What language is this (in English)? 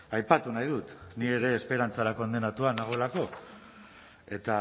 Basque